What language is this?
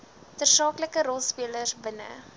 Afrikaans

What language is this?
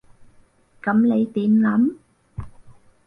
Cantonese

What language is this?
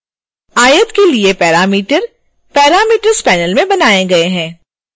Hindi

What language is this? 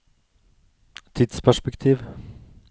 Norwegian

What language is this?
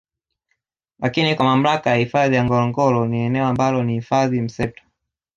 Swahili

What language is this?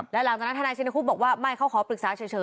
Thai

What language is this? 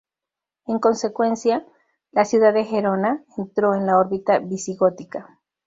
Spanish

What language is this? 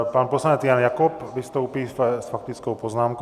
Czech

